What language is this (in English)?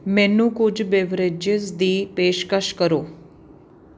Punjabi